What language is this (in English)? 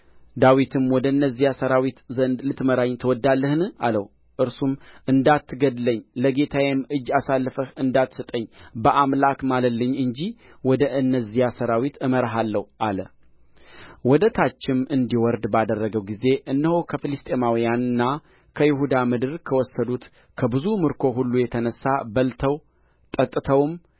Amharic